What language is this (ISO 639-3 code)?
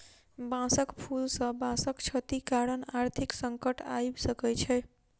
mai